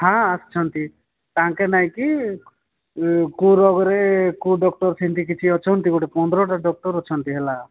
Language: Odia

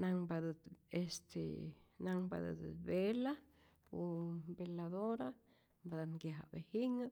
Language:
Rayón Zoque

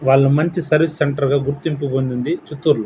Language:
Telugu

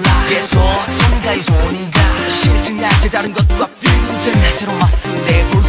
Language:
Korean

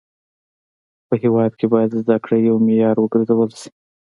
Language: Pashto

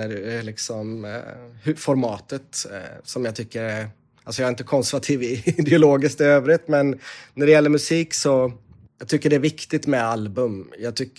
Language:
Swedish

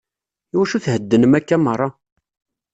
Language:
Kabyle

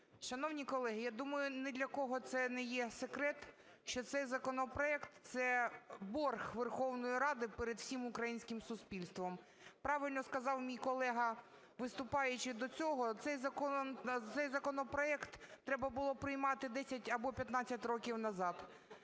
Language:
Ukrainian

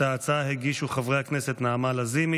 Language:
Hebrew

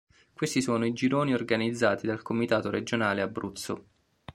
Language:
Italian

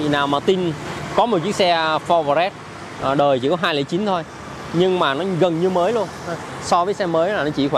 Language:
Vietnamese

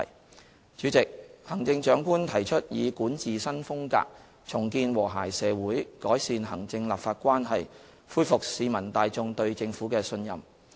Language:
Cantonese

